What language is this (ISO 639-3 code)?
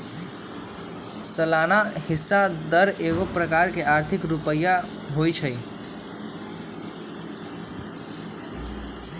mag